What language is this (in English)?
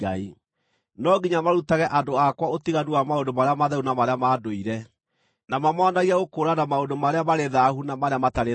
Kikuyu